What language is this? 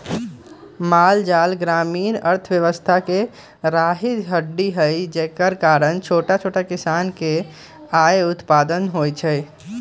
Magahi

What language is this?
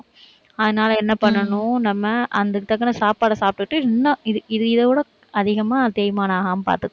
Tamil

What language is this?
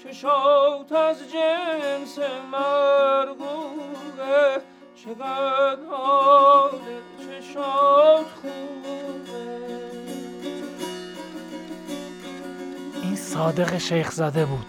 Persian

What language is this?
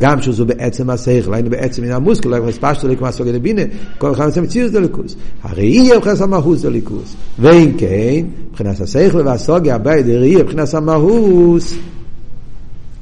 Hebrew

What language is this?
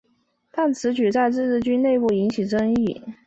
Chinese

